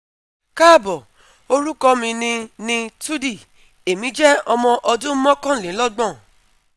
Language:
Yoruba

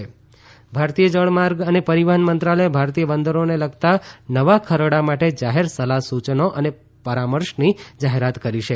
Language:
Gujarati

